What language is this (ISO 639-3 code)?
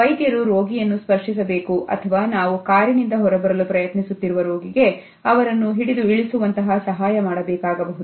kan